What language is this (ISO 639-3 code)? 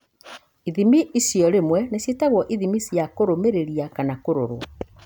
kik